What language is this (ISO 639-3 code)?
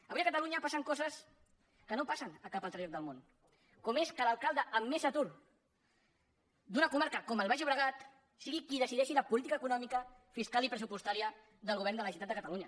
cat